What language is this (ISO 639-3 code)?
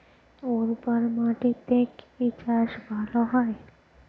ben